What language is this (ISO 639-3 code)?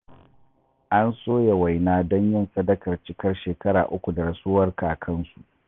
hau